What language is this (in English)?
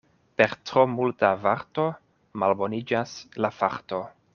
Esperanto